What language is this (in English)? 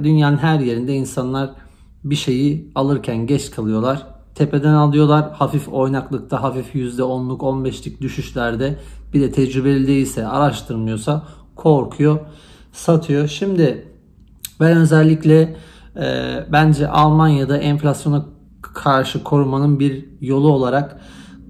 Turkish